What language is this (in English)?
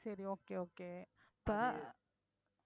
Tamil